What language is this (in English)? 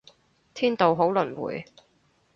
Cantonese